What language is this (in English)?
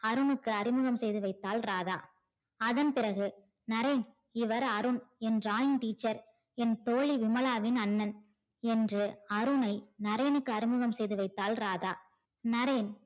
Tamil